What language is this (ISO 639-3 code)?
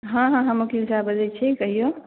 mai